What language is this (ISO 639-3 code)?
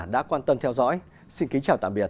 vie